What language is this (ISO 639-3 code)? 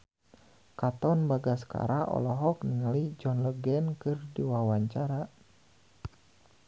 sun